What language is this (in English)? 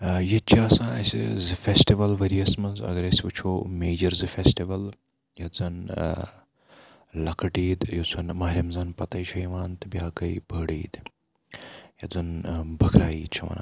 Kashmiri